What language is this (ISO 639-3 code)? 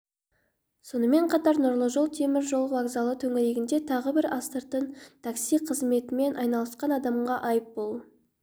kaz